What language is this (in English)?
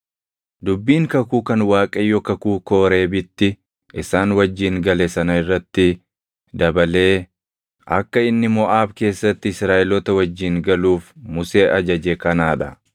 Oromo